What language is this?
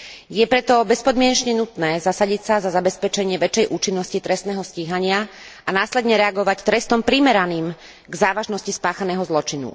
Slovak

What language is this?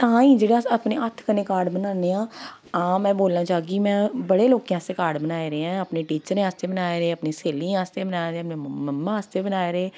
Dogri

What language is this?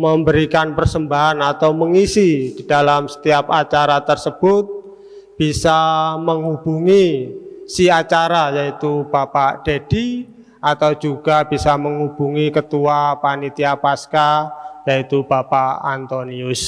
Indonesian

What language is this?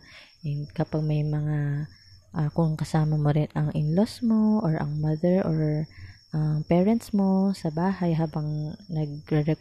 Filipino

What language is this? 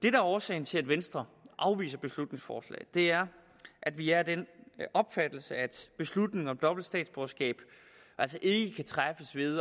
Danish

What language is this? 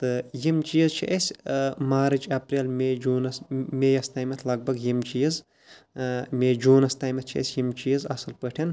Kashmiri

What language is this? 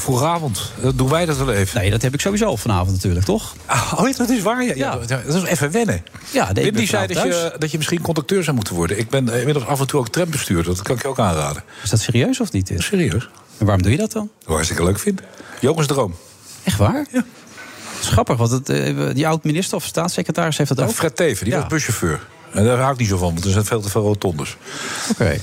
Dutch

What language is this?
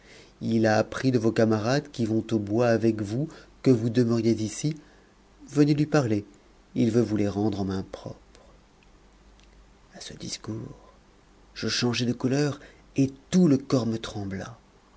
French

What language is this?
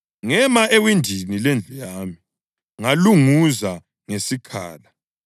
North Ndebele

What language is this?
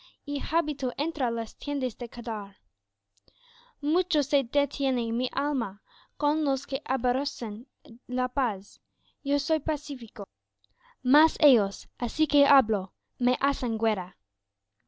Spanish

